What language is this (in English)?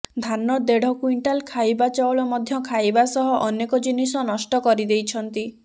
Odia